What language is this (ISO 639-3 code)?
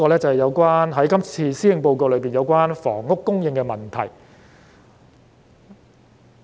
yue